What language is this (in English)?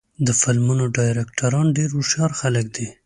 Pashto